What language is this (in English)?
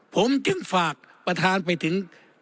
Thai